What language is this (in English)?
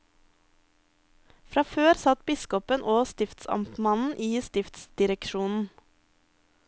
Norwegian